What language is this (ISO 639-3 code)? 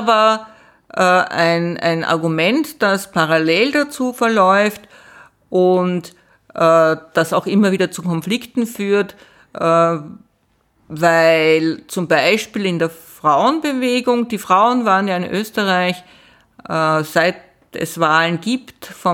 deu